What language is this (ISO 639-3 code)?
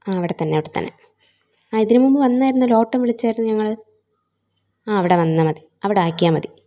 mal